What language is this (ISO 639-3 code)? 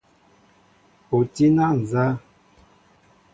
mbo